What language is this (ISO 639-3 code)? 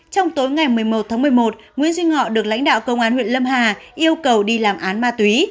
vie